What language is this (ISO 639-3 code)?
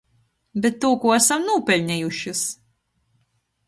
ltg